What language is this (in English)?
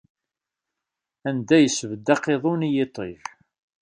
Kabyle